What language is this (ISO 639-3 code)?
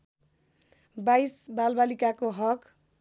nep